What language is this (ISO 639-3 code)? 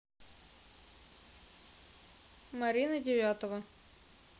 rus